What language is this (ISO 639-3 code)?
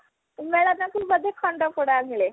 ori